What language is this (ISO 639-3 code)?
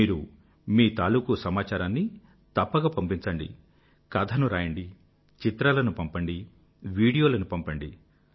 tel